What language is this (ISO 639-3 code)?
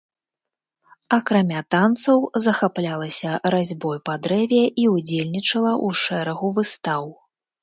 bel